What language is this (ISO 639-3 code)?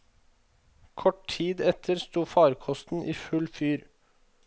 nor